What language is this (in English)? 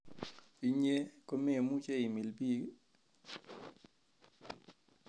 Kalenjin